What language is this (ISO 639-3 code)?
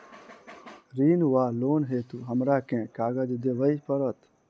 mai